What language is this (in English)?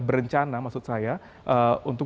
Indonesian